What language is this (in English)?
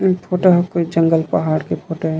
Chhattisgarhi